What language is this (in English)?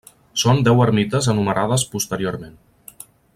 Catalan